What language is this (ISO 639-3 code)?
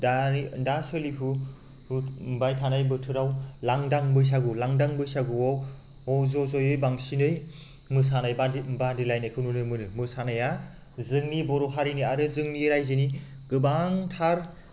brx